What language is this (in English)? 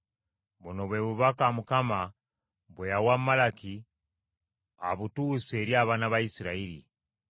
Ganda